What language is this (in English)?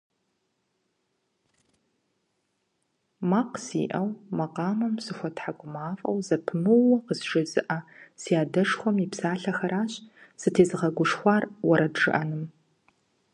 Kabardian